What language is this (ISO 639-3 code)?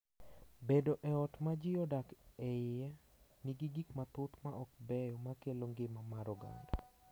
luo